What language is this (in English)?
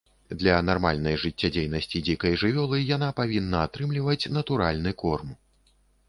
Belarusian